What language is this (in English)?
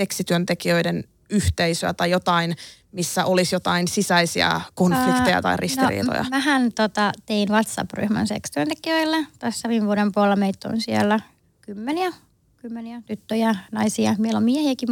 Finnish